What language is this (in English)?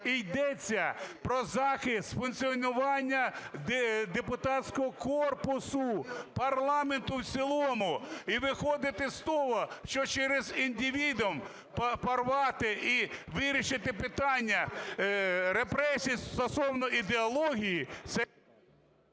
Ukrainian